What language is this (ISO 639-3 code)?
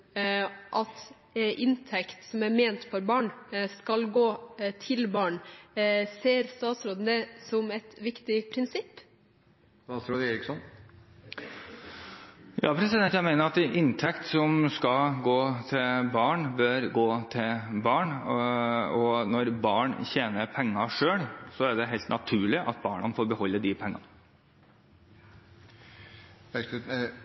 nor